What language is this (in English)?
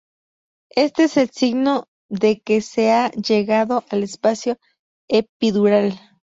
Spanish